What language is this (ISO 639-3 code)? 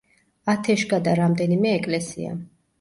kat